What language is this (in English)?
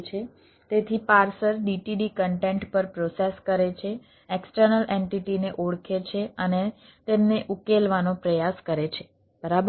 Gujarati